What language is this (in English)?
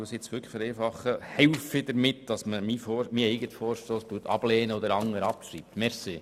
Swiss German